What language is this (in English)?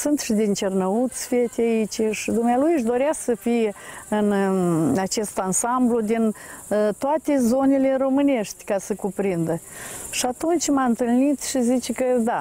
Romanian